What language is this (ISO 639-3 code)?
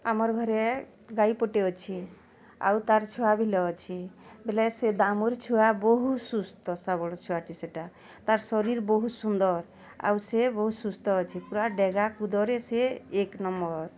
ori